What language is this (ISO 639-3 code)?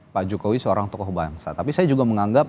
ind